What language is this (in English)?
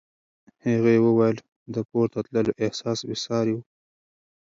Pashto